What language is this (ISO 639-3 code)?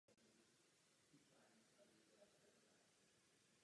ces